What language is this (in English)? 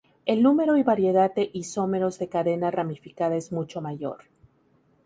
Spanish